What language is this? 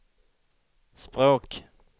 Swedish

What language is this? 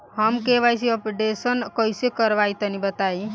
Bhojpuri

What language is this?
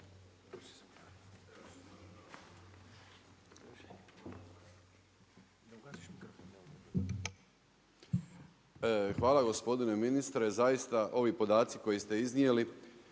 Croatian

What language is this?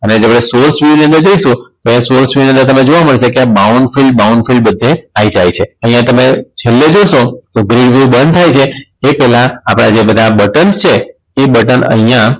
Gujarati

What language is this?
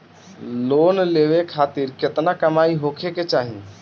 Bhojpuri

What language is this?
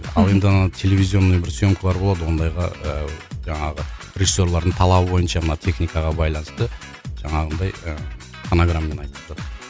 Kazakh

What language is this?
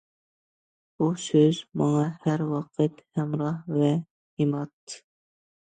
Uyghur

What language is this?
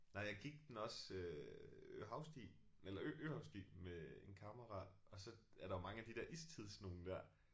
Danish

